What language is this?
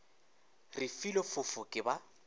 Northern Sotho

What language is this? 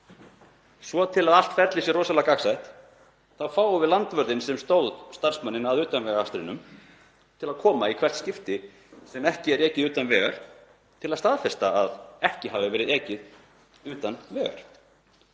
Icelandic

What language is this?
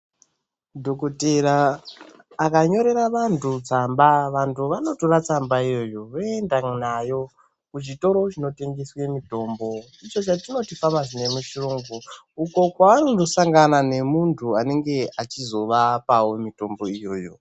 Ndau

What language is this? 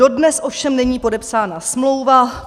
Czech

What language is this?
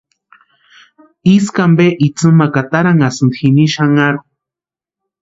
Western Highland Purepecha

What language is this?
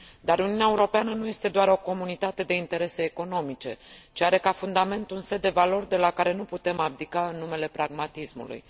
Romanian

